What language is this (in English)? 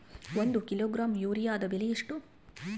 Kannada